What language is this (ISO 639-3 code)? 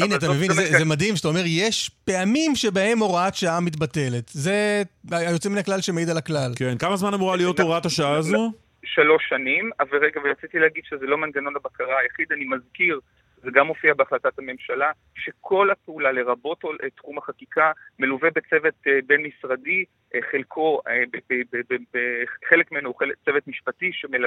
heb